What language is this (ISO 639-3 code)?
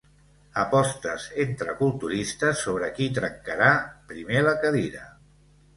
cat